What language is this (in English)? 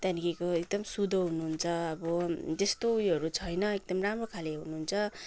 Nepali